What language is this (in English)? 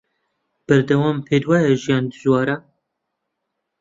Central Kurdish